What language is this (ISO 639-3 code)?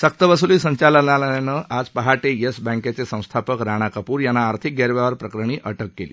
mar